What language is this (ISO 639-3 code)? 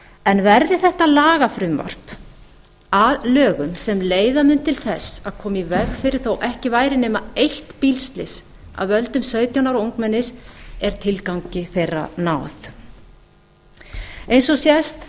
isl